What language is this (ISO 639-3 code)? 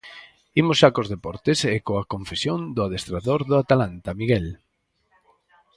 glg